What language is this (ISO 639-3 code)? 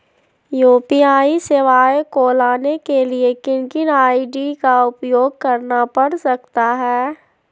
mag